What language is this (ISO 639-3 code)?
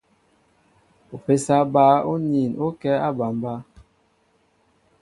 mbo